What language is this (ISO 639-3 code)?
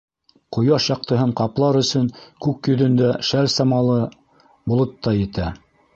bak